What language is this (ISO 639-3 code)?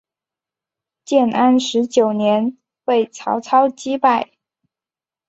zho